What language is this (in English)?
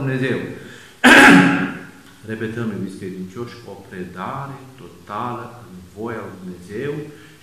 Romanian